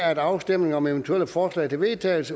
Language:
Danish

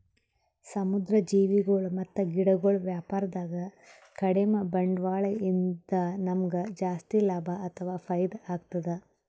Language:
Kannada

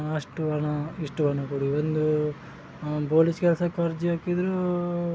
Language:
Kannada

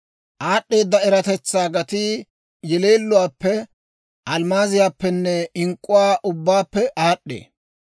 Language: Dawro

